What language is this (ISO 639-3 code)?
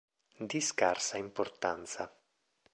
ita